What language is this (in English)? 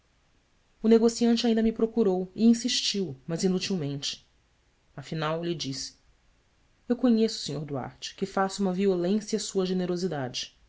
Portuguese